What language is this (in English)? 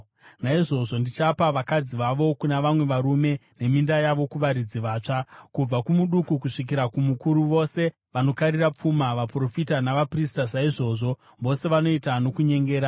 Shona